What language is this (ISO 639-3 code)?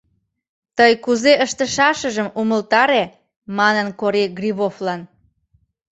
chm